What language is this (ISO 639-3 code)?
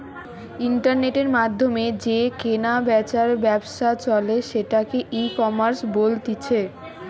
ben